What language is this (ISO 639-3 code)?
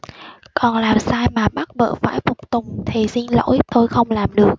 vie